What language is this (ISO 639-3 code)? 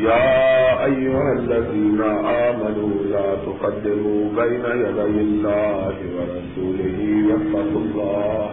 urd